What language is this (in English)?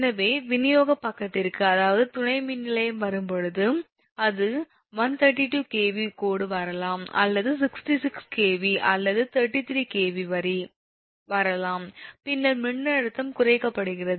Tamil